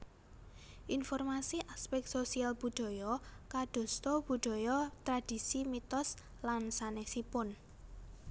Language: Javanese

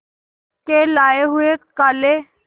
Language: Hindi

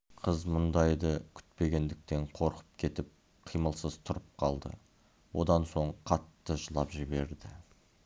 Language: Kazakh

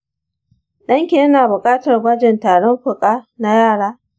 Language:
Hausa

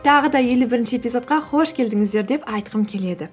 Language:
Kazakh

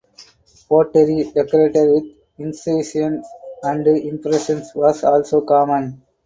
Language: English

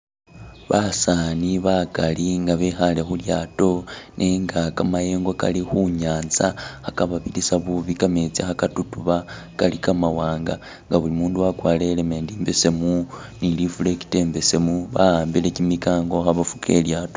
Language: Masaaba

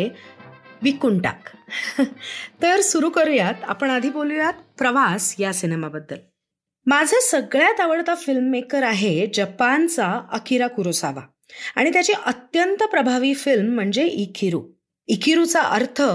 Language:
Marathi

